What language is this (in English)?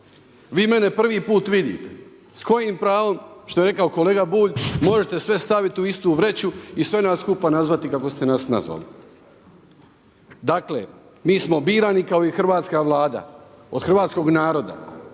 Croatian